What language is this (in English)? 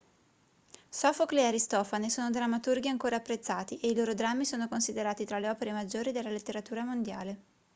Italian